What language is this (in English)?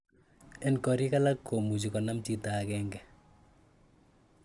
Kalenjin